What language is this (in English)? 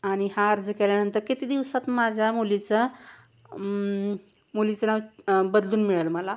Marathi